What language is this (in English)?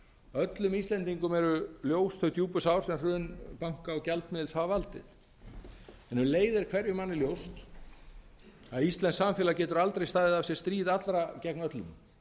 Icelandic